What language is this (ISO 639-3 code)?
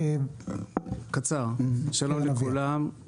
heb